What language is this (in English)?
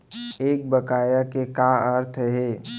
Chhattisgarhi